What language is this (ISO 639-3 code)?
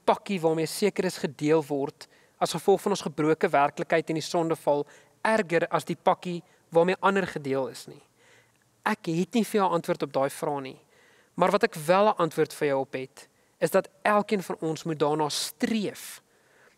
nld